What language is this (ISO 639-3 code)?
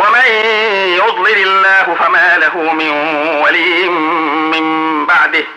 ara